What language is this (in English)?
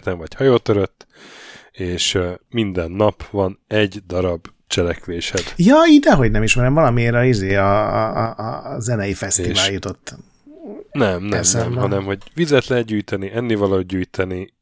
Hungarian